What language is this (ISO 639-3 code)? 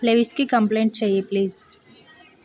tel